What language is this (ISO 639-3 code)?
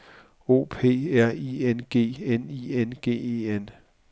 dan